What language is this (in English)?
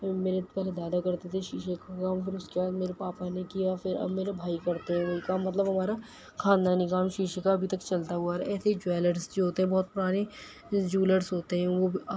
Urdu